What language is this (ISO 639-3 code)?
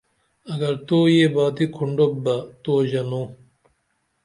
dml